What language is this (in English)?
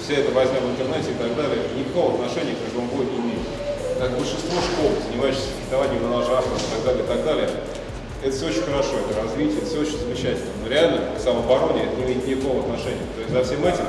Russian